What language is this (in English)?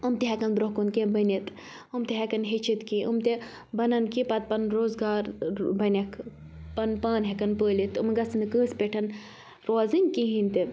Kashmiri